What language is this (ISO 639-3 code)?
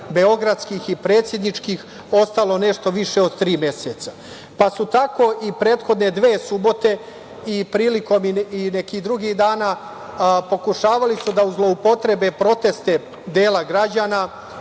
srp